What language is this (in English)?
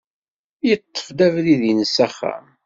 Kabyle